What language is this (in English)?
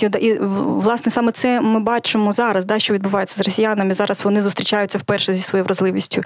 Ukrainian